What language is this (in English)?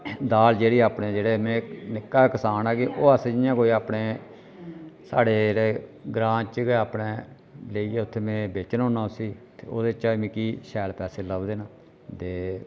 Dogri